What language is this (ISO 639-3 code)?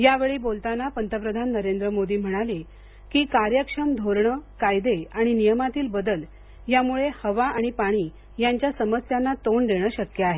mar